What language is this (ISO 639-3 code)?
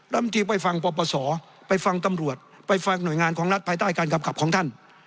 tha